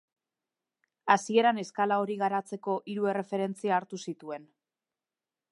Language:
Basque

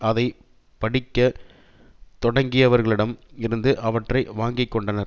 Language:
Tamil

